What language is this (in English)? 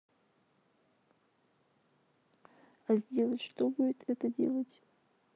Russian